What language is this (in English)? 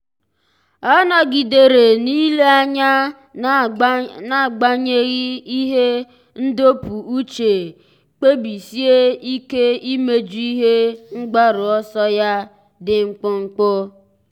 Igbo